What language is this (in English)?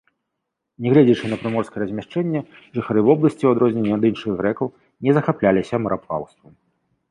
Belarusian